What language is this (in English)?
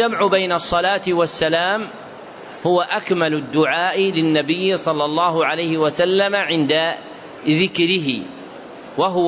Arabic